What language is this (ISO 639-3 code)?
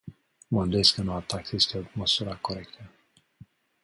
ron